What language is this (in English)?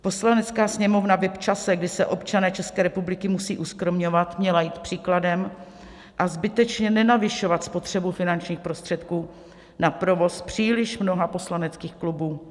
Czech